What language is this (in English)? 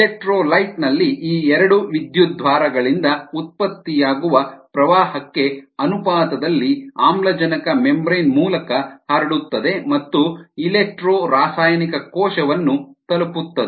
Kannada